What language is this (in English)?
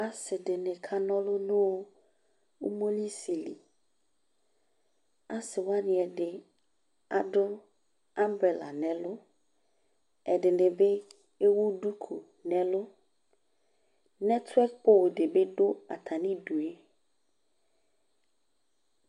Ikposo